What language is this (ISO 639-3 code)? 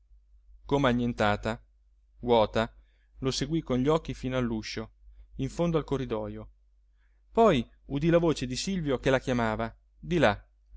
ita